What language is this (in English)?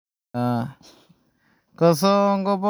Somali